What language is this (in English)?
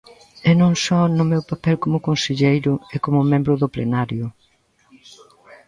Galician